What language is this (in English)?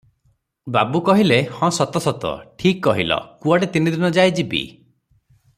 Odia